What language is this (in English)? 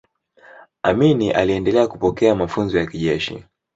Swahili